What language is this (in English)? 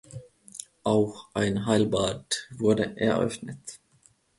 German